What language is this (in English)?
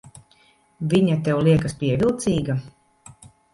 Latvian